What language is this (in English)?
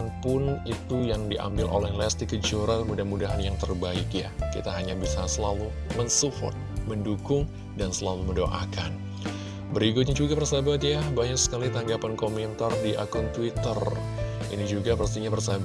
Indonesian